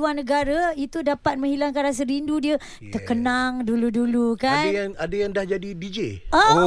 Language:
Malay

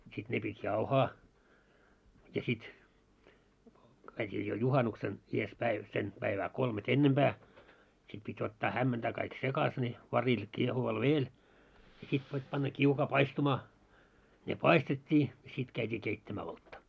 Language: Finnish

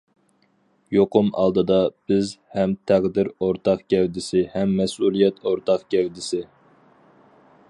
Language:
Uyghur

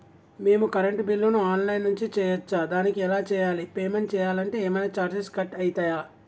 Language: Telugu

